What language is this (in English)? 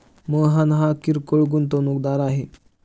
Marathi